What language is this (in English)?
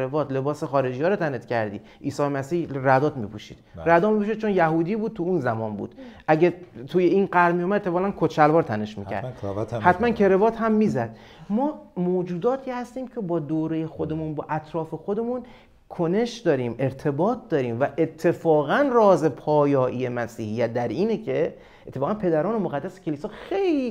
Persian